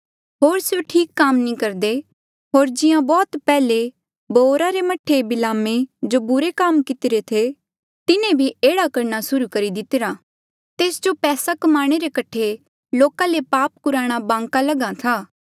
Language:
Mandeali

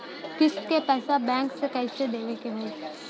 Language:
Bhojpuri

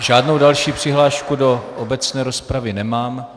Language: Czech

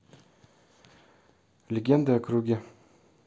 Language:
Russian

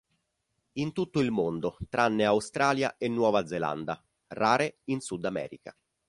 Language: Italian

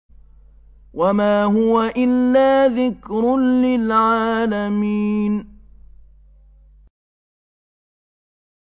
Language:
Arabic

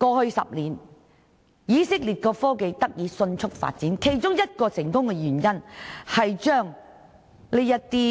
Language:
Cantonese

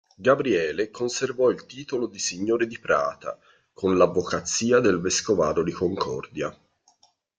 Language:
Italian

